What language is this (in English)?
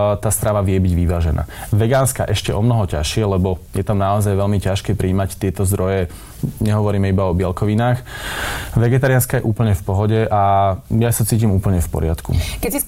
Slovak